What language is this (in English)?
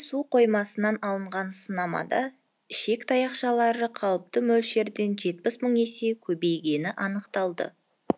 Kazakh